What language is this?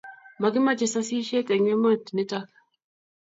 Kalenjin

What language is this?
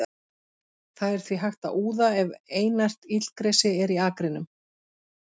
Icelandic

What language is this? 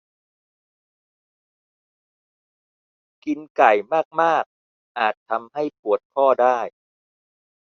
Thai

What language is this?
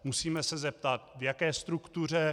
Czech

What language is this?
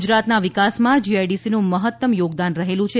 Gujarati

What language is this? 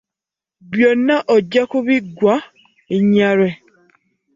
Ganda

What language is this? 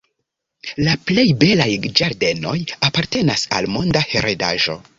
Esperanto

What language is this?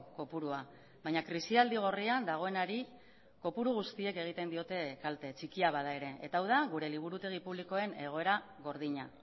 Basque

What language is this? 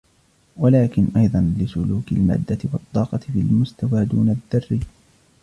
Arabic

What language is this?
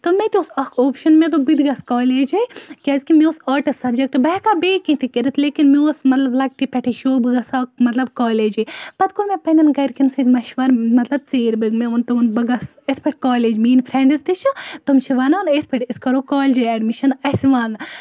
Kashmiri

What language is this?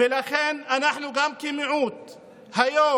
Hebrew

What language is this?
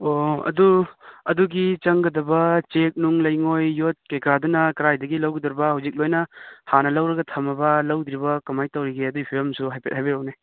Manipuri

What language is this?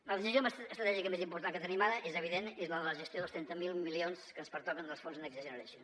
Catalan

